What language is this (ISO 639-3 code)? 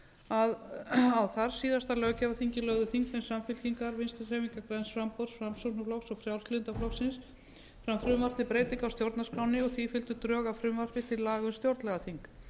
isl